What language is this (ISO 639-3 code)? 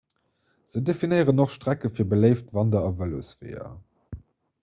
ltz